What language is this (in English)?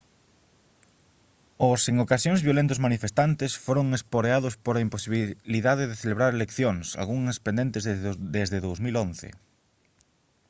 Galician